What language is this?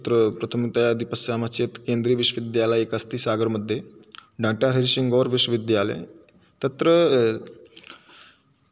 Sanskrit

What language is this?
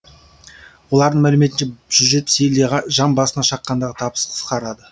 Kazakh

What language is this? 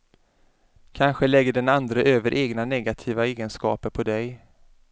Swedish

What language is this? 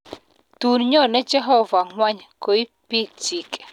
Kalenjin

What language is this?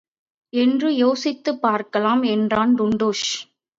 Tamil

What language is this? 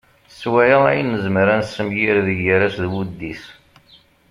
Kabyle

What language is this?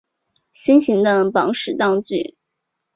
Chinese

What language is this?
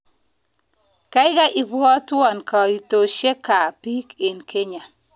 Kalenjin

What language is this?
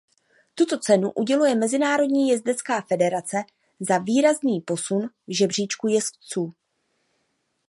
Czech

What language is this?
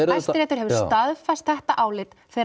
Icelandic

